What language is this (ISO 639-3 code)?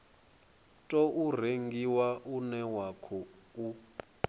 ven